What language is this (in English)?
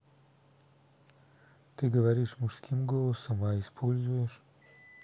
Russian